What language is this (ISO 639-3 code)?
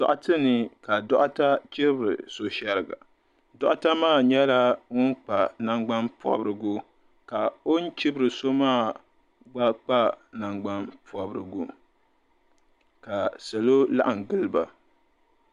dag